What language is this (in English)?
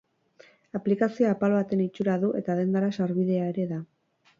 Basque